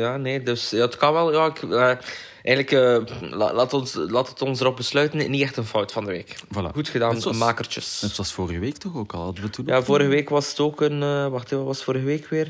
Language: Dutch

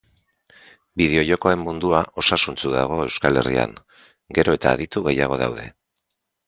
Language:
Basque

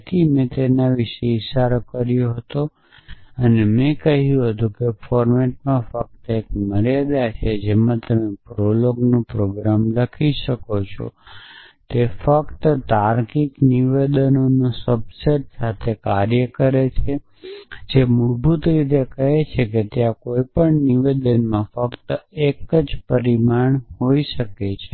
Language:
Gujarati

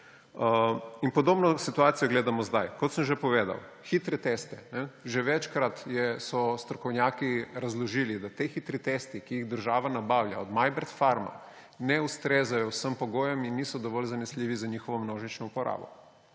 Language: Slovenian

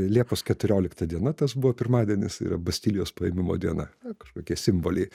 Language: Lithuanian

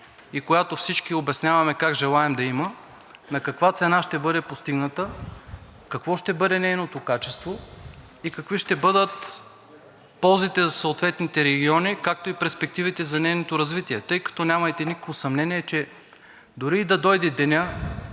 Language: Bulgarian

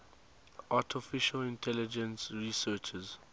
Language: English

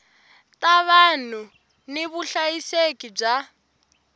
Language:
Tsonga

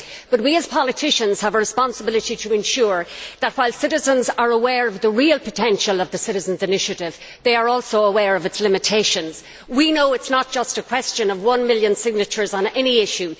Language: English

